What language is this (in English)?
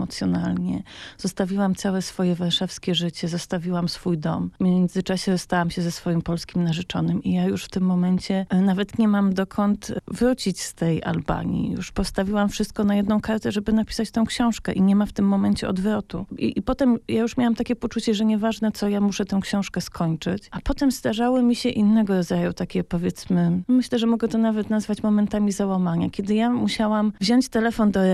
Polish